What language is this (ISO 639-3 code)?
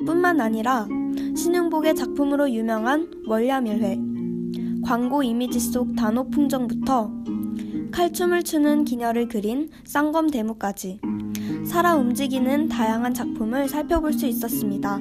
kor